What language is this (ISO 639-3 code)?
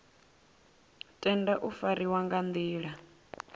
ven